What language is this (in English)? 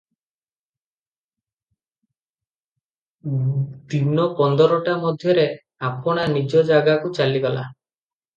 Odia